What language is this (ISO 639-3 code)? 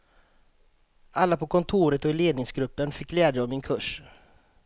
swe